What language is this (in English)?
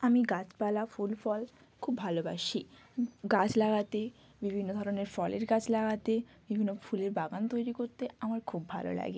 Bangla